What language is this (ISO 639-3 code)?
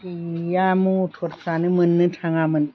brx